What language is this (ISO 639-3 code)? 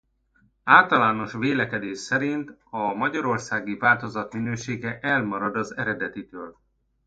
hun